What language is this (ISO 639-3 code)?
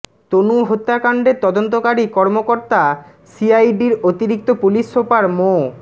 ben